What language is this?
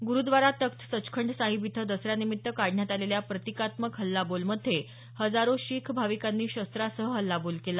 Marathi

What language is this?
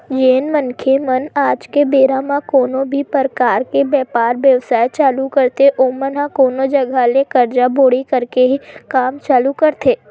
Chhattisgarhi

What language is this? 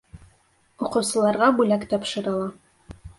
Bashkir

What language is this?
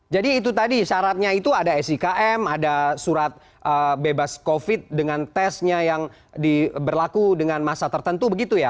Indonesian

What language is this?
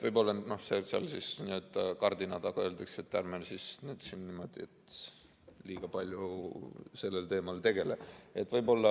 Estonian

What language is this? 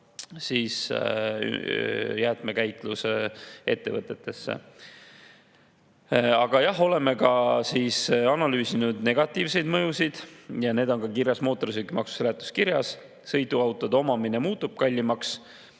Estonian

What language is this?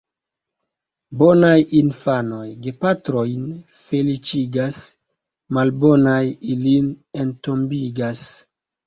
Esperanto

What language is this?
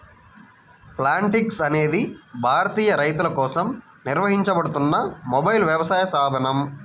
Telugu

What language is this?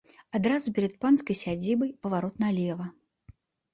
Belarusian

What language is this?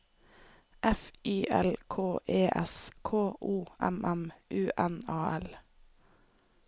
Norwegian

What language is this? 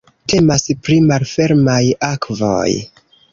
Esperanto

